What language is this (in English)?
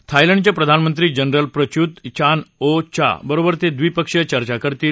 Marathi